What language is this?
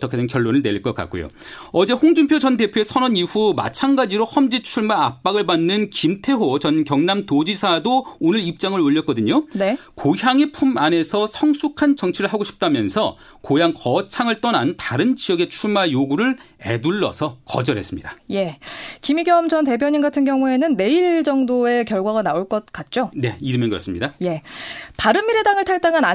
Korean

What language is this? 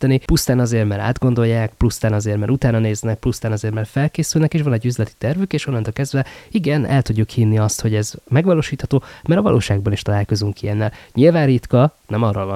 Hungarian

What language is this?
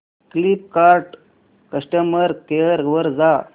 Marathi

